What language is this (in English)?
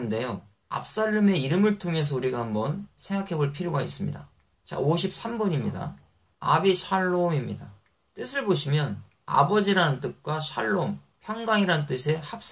Korean